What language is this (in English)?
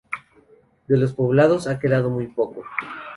Spanish